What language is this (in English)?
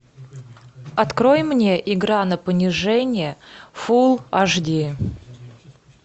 Russian